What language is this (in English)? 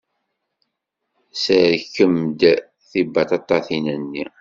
Kabyle